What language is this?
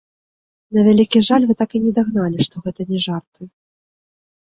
Belarusian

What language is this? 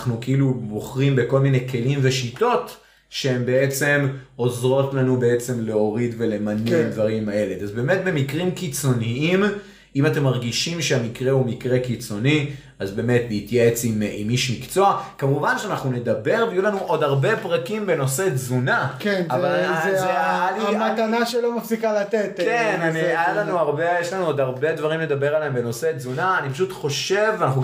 Hebrew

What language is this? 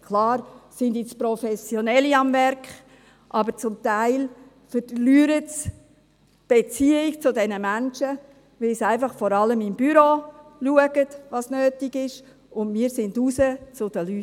Swiss German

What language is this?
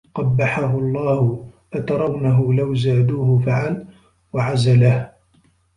Arabic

